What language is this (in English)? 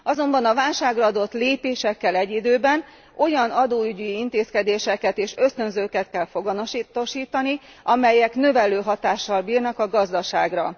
Hungarian